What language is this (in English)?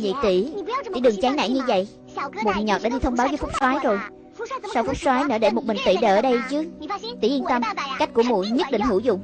Vietnamese